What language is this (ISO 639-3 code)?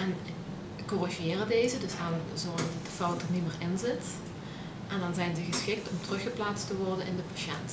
nld